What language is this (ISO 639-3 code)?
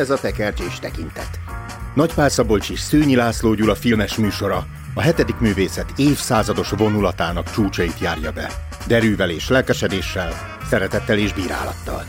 hun